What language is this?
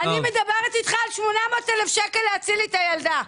Hebrew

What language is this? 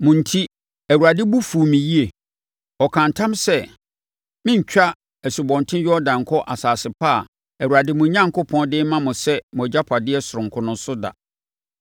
Akan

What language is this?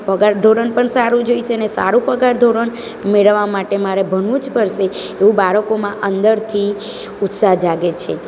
Gujarati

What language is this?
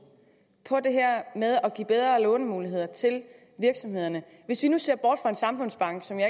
Danish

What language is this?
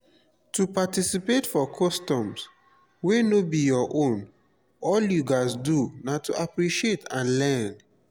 Nigerian Pidgin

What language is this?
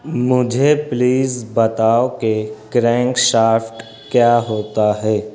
Urdu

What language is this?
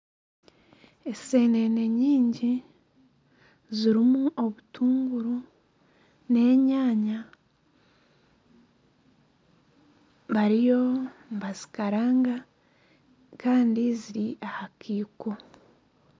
Nyankole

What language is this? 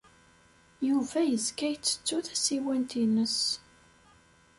Kabyle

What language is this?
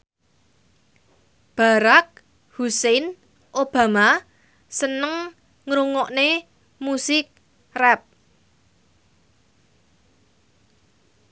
Javanese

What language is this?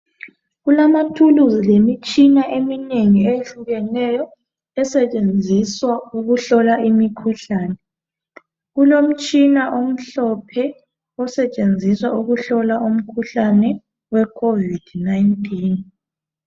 North Ndebele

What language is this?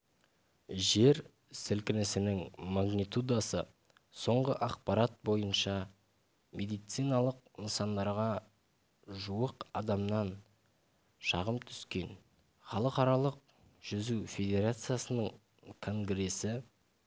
Kazakh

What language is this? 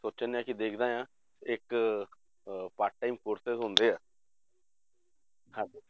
Punjabi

